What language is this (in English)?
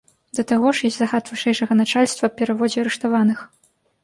Belarusian